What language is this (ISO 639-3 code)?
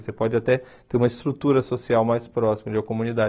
por